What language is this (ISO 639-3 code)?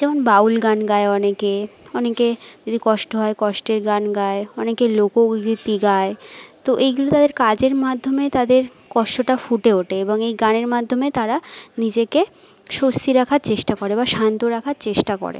ben